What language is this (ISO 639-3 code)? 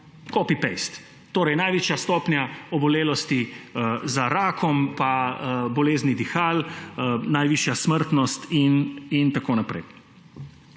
slv